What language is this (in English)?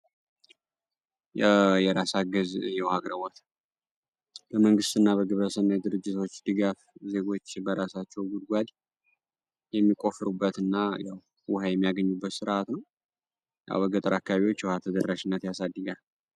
Amharic